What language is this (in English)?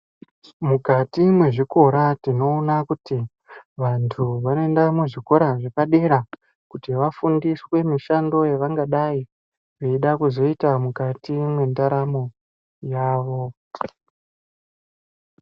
Ndau